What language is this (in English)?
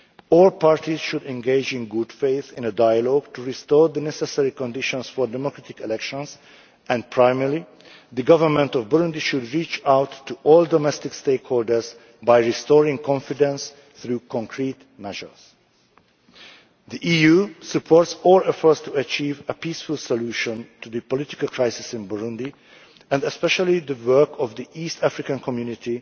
English